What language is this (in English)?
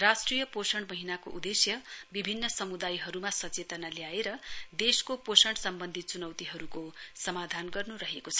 Nepali